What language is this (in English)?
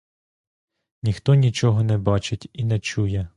Ukrainian